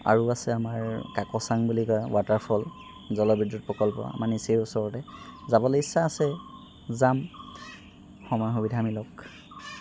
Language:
Assamese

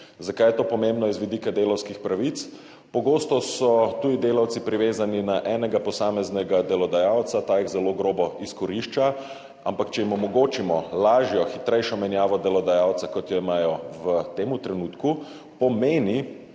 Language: Slovenian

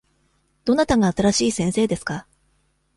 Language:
Japanese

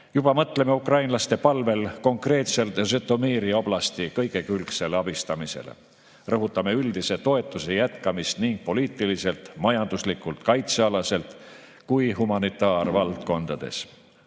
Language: Estonian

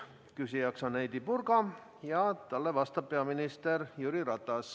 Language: Estonian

